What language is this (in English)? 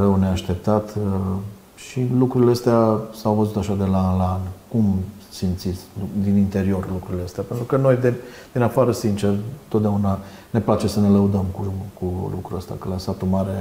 Romanian